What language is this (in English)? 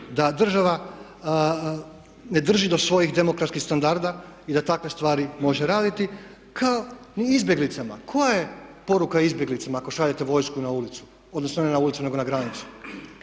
Croatian